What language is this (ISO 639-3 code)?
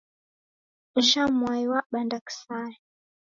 dav